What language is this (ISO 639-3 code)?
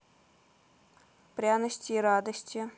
rus